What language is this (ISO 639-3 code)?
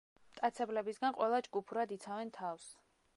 kat